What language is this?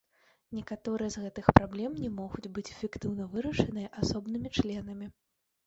Belarusian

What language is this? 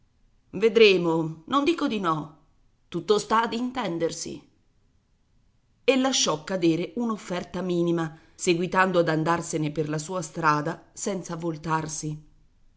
Italian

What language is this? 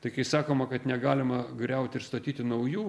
Lithuanian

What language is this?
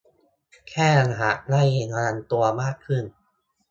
Thai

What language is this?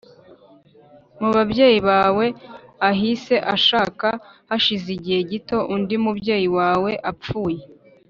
Kinyarwanda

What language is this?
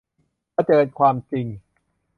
Thai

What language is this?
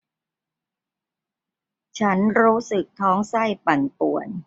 Thai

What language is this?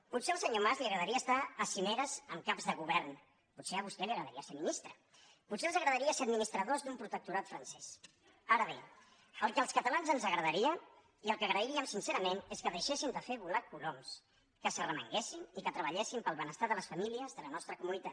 Catalan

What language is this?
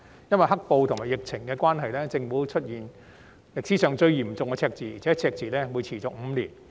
Cantonese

